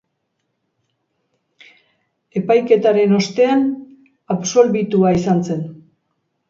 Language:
Basque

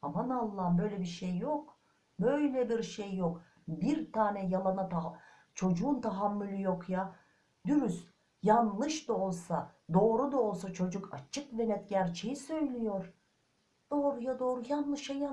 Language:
Turkish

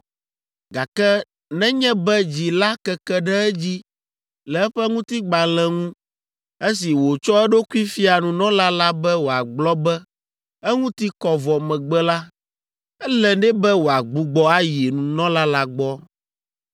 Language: Ewe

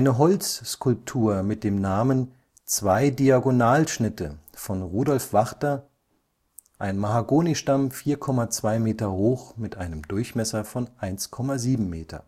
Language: German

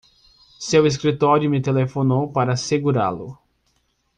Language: Portuguese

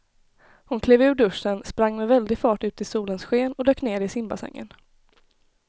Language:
Swedish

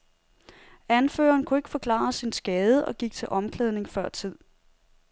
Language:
Danish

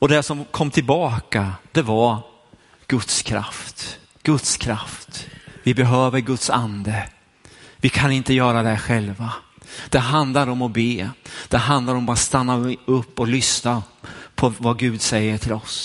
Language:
Swedish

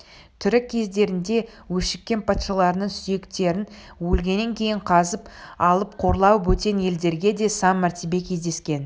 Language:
Kazakh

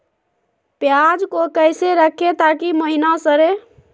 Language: Magahi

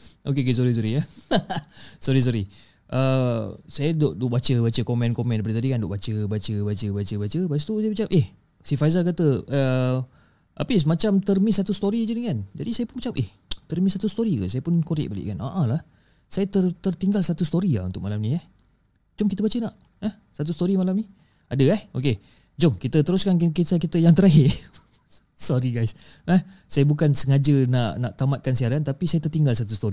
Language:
Malay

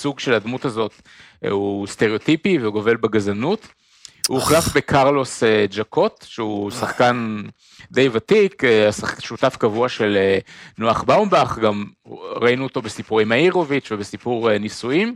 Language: Hebrew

